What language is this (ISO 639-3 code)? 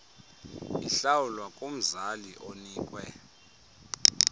xho